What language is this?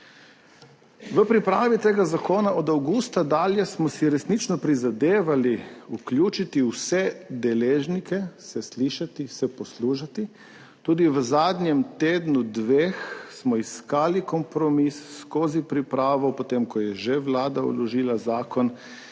Slovenian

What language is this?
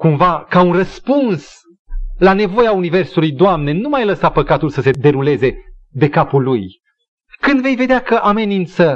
Romanian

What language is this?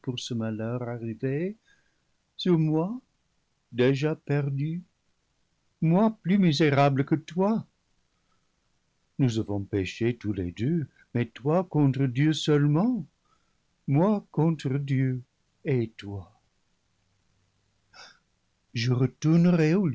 French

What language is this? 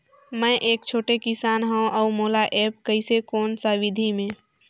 Chhattisgarhi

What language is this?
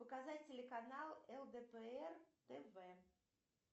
Russian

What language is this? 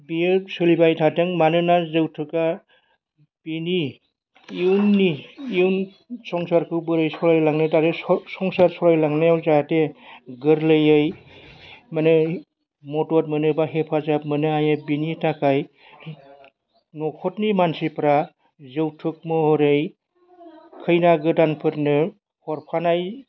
Bodo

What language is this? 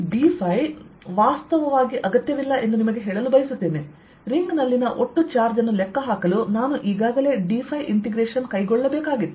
Kannada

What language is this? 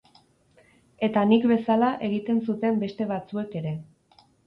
Basque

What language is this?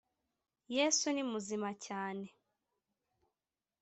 Kinyarwanda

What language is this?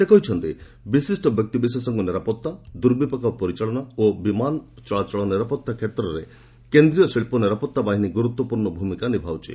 Odia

